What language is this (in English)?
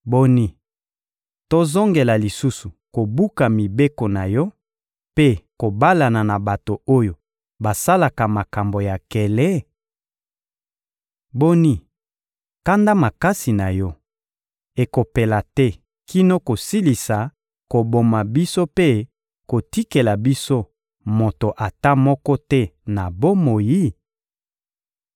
Lingala